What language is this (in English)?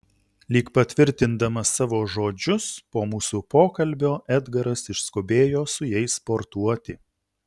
Lithuanian